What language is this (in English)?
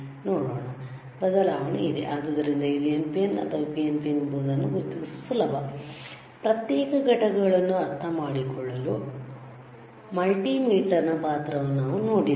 Kannada